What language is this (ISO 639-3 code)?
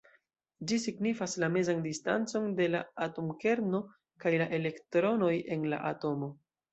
epo